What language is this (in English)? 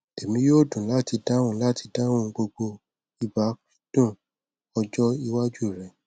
Yoruba